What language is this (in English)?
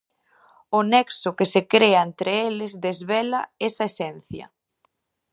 Galician